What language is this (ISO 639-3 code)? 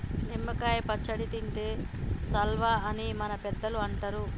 tel